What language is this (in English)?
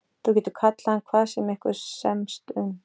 Icelandic